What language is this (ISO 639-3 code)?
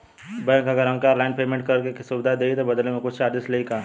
bho